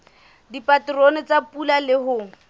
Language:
Southern Sotho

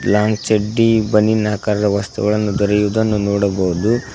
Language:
Kannada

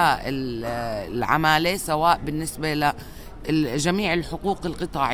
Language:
Arabic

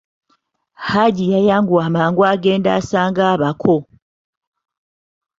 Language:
Ganda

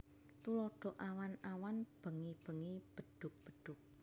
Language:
Javanese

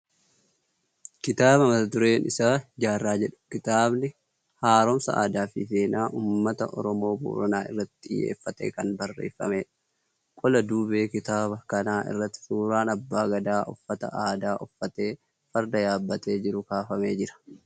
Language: Oromo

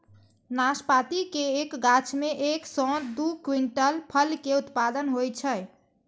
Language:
Maithili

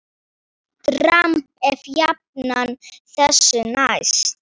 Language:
Icelandic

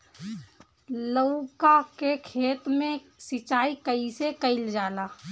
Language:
Bhojpuri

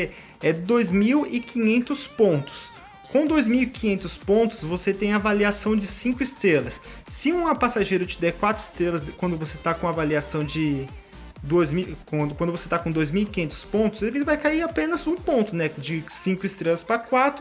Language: Portuguese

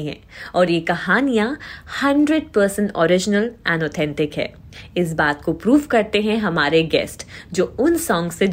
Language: Hindi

